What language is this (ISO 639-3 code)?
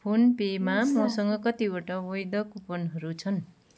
nep